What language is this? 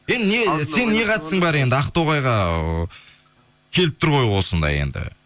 Kazakh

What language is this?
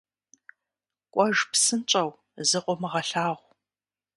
Kabardian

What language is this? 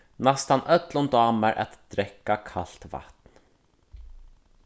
Faroese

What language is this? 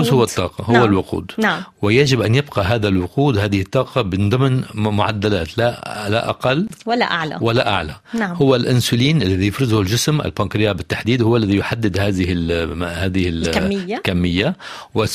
Arabic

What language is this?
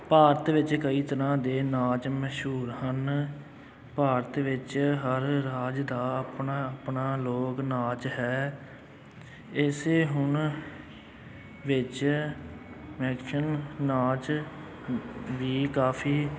Punjabi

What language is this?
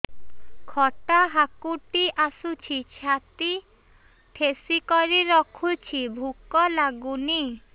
Odia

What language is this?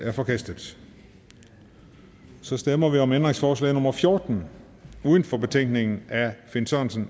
Danish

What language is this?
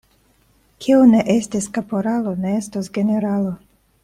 Esperanto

